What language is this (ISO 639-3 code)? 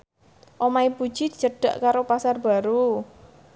jav